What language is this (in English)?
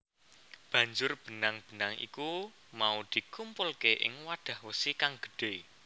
Javanese